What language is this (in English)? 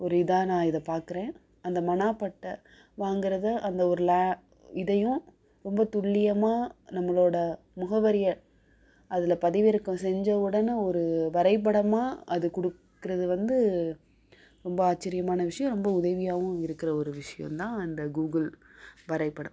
Tamil